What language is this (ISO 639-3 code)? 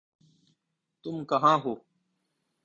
urd